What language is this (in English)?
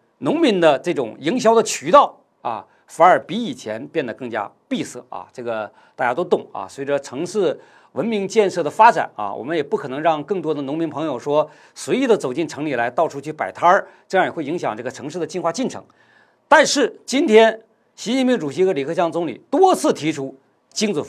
Chinese